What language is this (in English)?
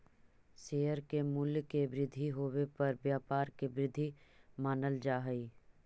Magahi